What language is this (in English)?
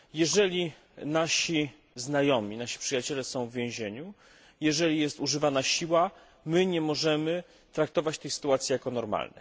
Polish